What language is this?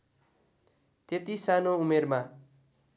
Nepali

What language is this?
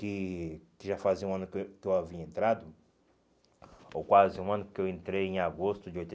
Portuguese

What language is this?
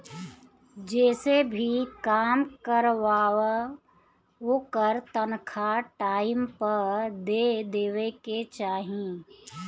Bhojpuri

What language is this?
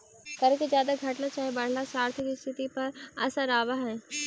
Magahi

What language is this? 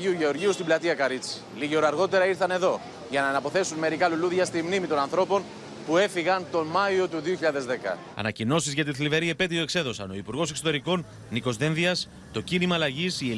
Greek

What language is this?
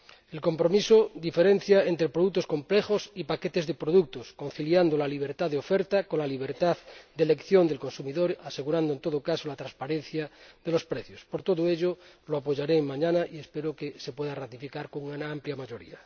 Spanish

